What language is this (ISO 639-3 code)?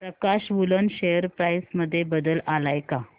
mar